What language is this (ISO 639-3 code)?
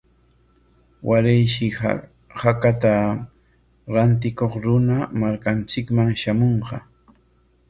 qwa